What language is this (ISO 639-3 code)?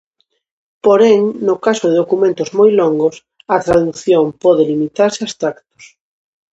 glg